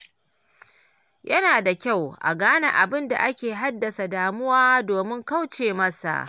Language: Hausa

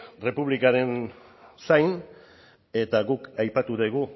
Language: Basque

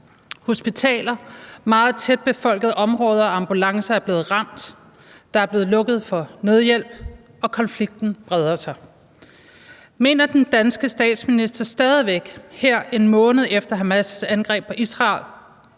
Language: Danish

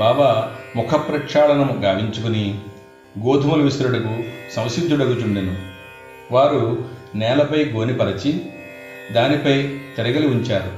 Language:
Telugu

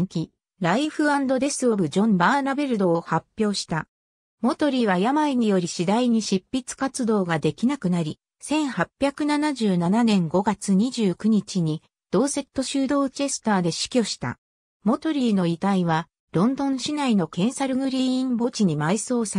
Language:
Japanese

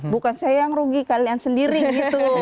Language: Indonesian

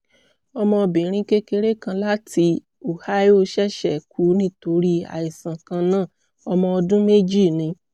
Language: Yoruba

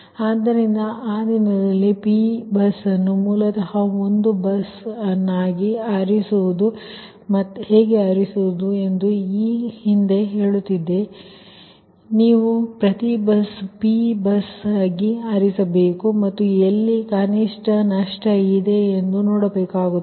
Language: Kannada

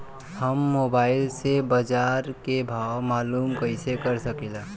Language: Bhojpuri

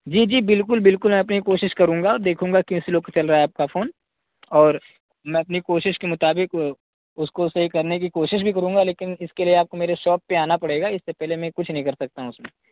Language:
Urdu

